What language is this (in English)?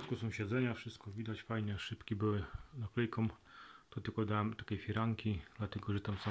Polish